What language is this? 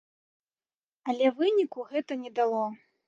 Belarusian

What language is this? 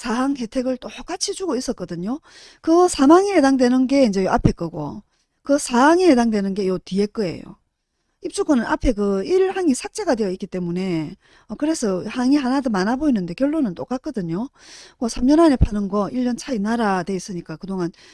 Korean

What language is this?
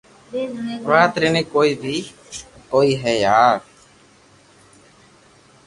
Loarki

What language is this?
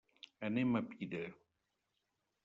Catalan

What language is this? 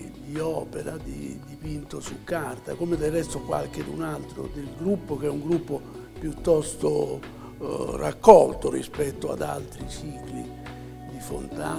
Italian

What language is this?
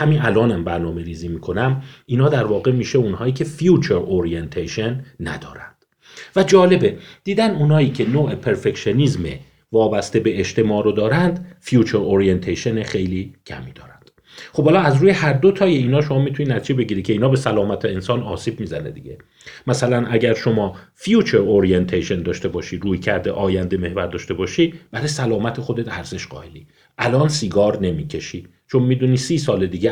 Persian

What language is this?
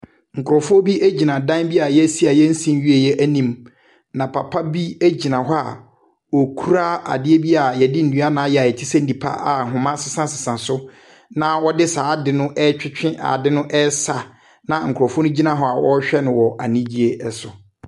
Akan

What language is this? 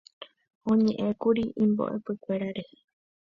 Guarani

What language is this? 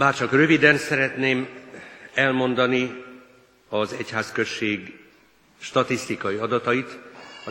Hungarian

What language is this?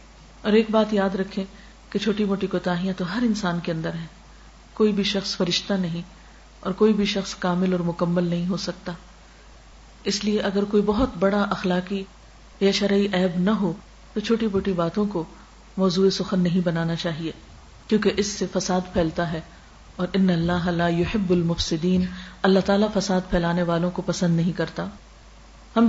Urdu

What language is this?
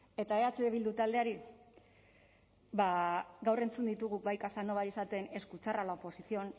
Basque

